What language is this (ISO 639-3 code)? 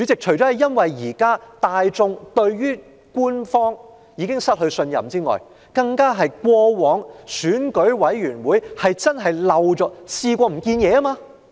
yue